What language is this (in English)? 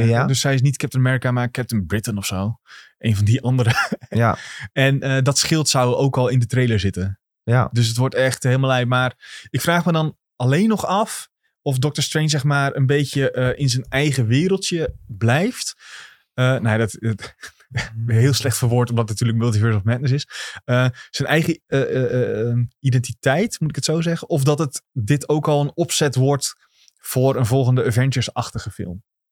Dutch